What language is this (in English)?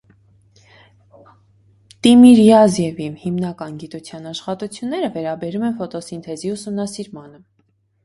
Armenian